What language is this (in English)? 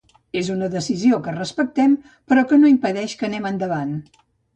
Catalan